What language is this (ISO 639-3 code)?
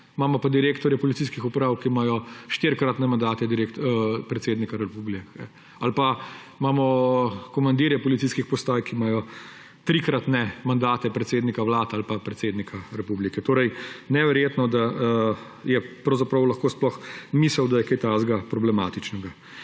slv